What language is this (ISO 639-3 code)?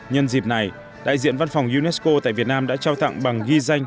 vie